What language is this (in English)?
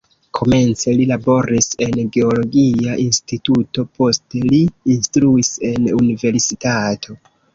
Esperanto